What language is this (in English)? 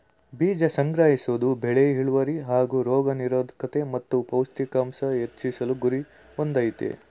Kannada